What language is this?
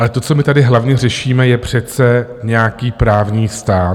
Czech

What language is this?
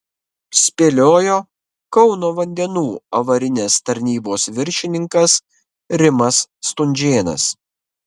Lithuanian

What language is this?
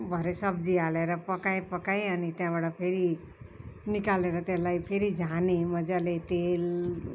Nepali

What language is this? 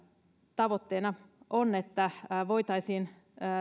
Finnish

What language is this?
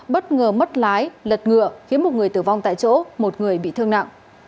Vietnamese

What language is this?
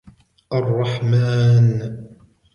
Arabic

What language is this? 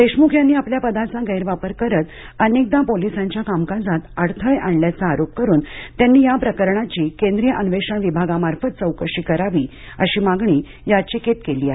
Marathi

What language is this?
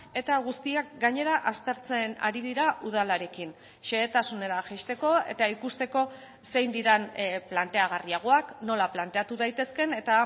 Basque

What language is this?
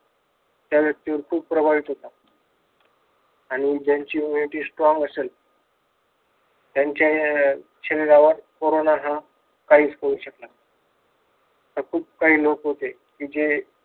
Marathi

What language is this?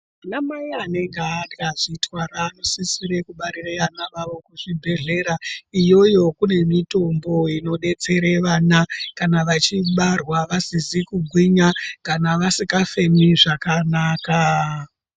Ndau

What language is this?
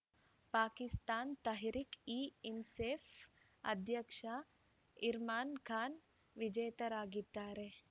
Kannada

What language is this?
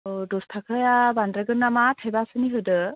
Bodo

